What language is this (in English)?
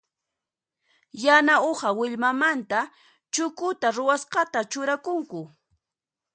Puno Quechua